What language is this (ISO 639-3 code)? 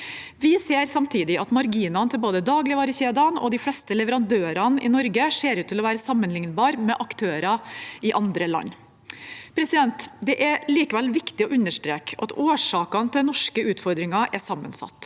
nor